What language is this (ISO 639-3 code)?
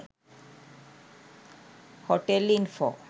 sin